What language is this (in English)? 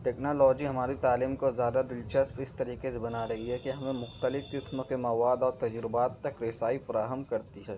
Urdu